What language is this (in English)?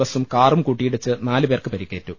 Malayalam